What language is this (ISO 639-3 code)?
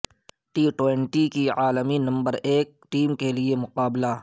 urd